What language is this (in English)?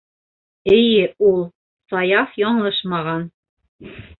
Bashkir